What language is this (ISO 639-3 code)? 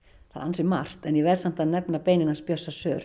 isl